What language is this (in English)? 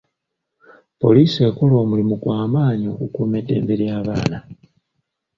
Ganda